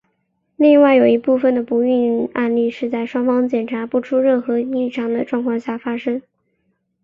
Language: Chinese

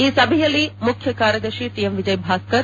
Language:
Kannada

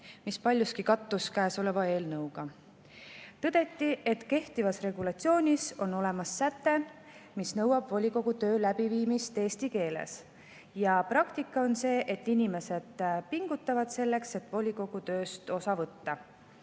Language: Estonian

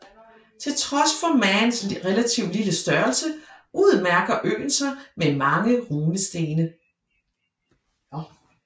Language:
Danish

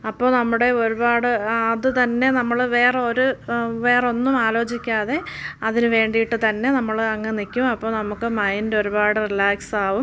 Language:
Malayalam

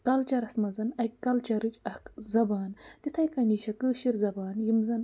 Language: Kashmiri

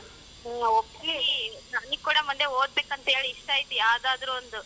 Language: Kannada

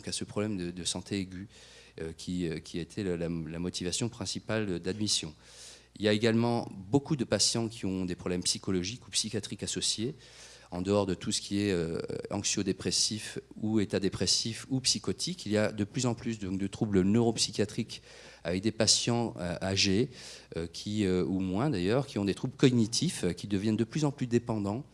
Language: French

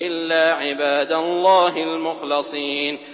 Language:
Arabic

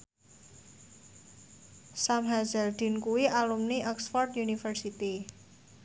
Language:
Javanese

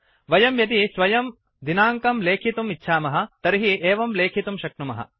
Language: Sanskrit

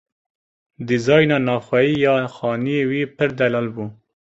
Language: Kurdish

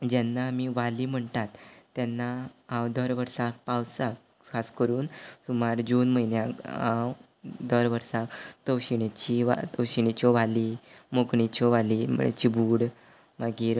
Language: Konkani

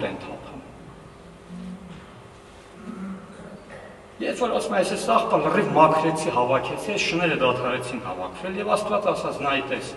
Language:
Romanian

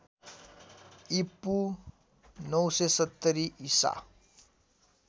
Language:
Nepali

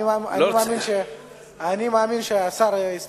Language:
Hebrew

